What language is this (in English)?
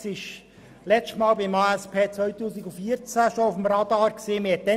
Swiss German